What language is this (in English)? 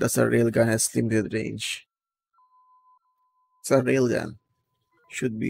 English